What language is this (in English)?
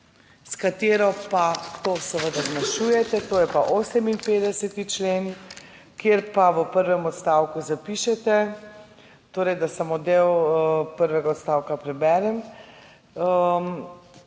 Slovenian